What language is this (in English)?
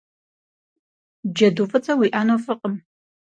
Kabardian